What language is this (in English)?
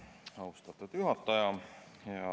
Estonian